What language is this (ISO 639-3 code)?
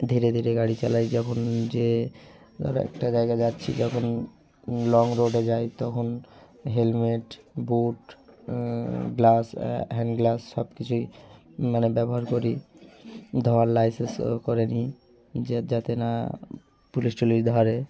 ben